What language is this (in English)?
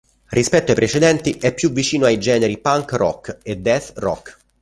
Italian